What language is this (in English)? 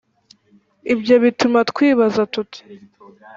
Kinyarwanda